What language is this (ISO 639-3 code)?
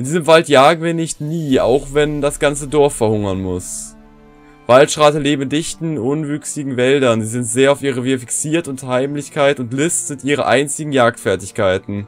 deu